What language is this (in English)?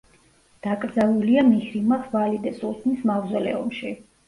Georgian